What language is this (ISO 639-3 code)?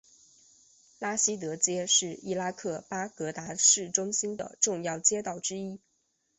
zho